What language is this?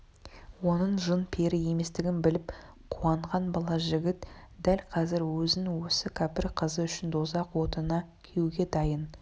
Kazakh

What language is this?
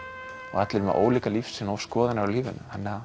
Icelandic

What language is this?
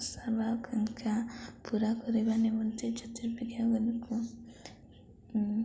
Odia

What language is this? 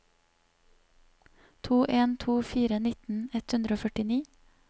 Norwegian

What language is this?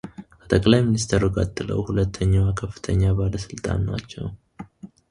Amharic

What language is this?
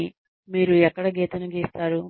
Telugu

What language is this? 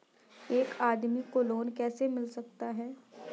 Hindi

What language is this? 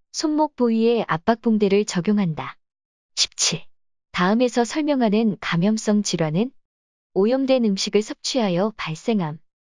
Korean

